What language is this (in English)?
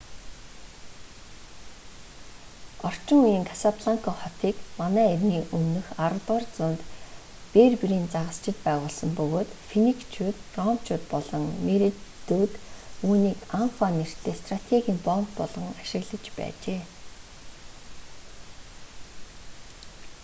Mongolian